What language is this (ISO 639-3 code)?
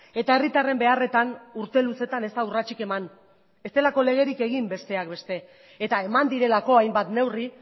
eus